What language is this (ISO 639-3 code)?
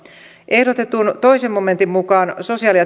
fin